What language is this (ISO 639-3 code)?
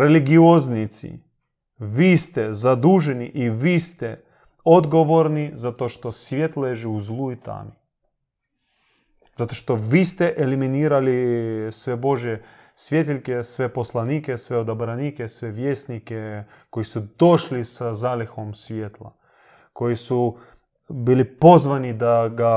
hrv